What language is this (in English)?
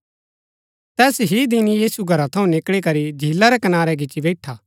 Gaddi